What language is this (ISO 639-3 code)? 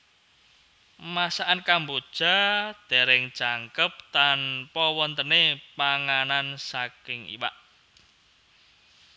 jav